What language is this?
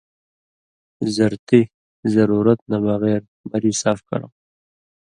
Indus Kohistani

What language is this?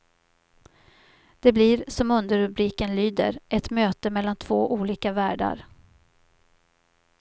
Swedish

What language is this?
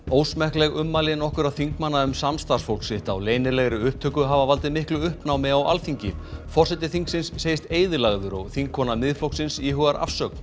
Icelandic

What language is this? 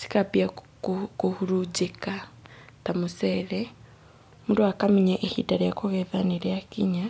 Kikuyu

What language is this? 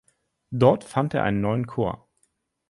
German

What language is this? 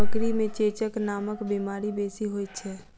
Maithili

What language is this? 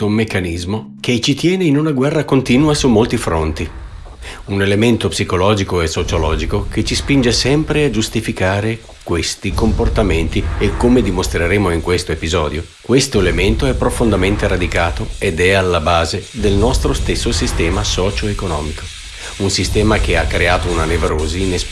Italian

